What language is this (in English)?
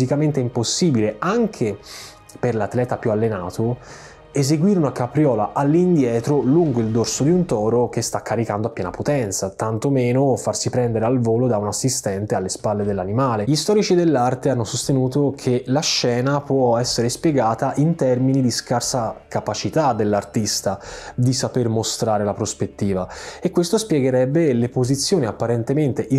Italian